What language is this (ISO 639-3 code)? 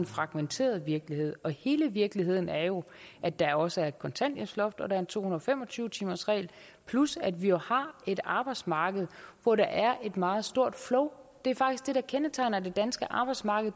dan